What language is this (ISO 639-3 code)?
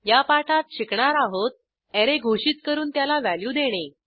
mar